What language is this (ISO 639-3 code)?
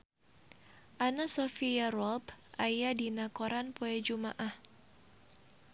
sun